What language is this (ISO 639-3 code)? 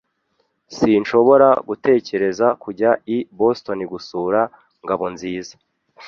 kin